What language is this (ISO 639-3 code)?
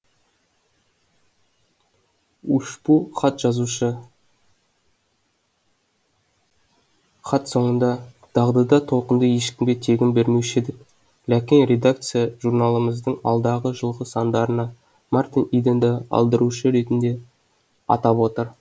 kaz